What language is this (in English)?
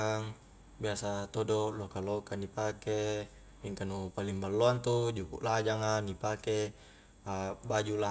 Highland Konjo